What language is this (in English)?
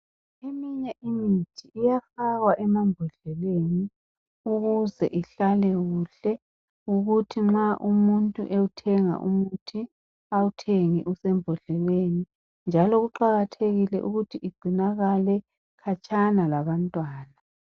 North Ndebele